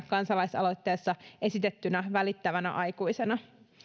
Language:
Finnish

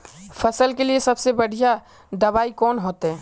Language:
Magahi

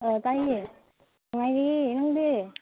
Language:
Manipuri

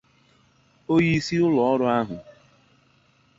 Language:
Igbo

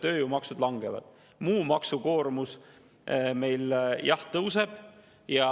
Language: Estonian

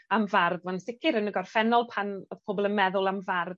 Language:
Welsh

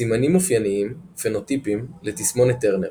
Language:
Hebrew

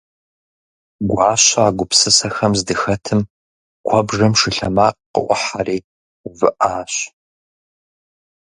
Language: Kabardian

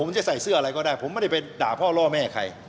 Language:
Thai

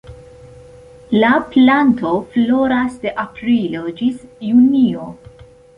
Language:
Esperanto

